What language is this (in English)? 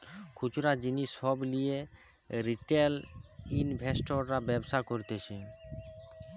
Bangla